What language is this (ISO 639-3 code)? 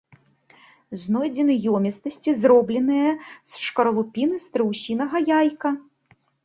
bel